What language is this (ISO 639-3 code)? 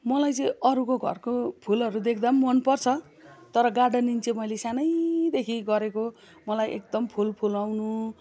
nep